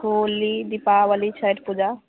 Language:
Maithili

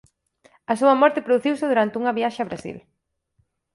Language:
Galician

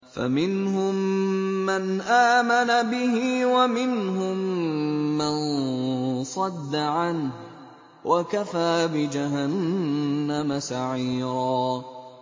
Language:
Arabic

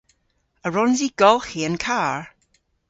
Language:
Cornish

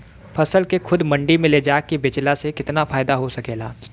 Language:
Bhojpuri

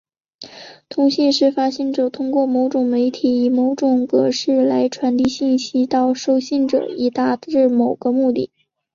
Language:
Chinese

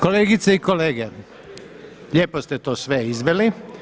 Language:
Croatian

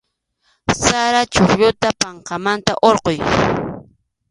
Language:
Arequipa-La Unión Quechua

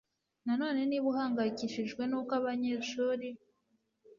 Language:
Kinyarwanda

